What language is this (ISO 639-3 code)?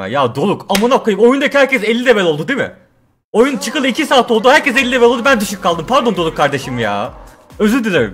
tur